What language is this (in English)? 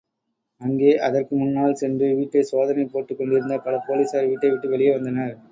Tamil